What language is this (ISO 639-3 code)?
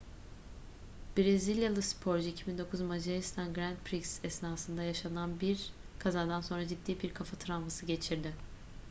tur